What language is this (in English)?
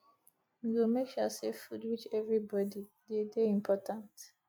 Nigerian Pidgin